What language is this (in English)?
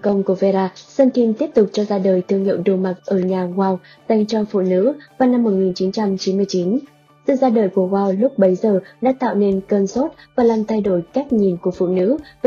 Vietnamese